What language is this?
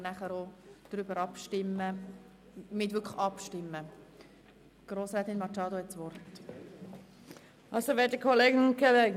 Swiss German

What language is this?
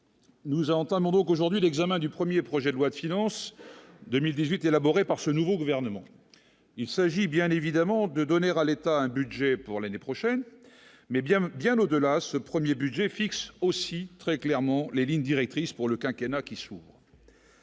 French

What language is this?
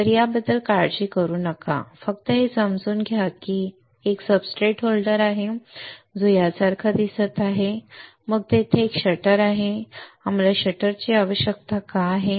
Marathi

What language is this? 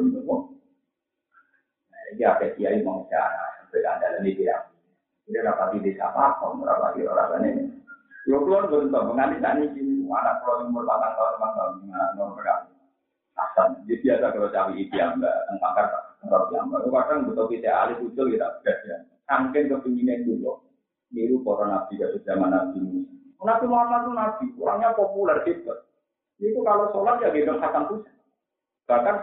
Indonesian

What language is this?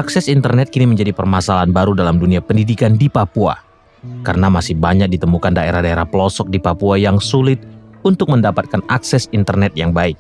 Indonesian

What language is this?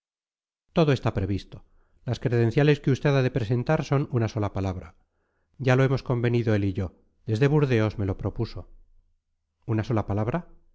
Spanish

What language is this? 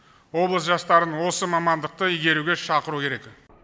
Kazakh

